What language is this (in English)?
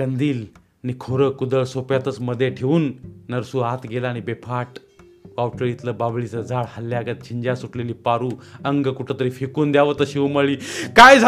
Marathi